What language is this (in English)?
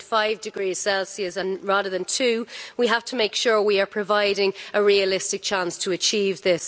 English